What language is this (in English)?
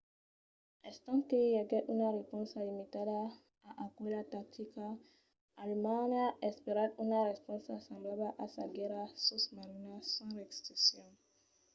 Occitan